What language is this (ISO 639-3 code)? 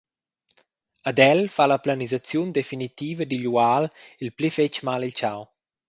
roh